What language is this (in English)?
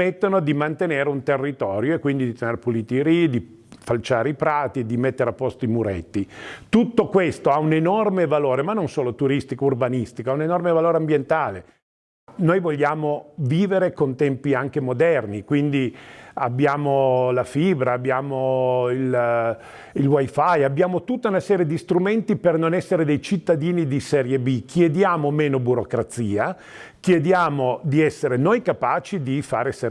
Italian